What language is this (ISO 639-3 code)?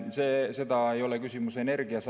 est